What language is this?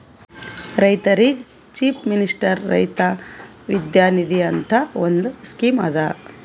Kannada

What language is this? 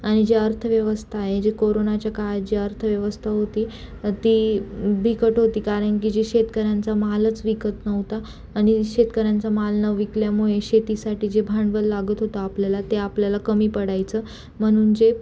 Marathi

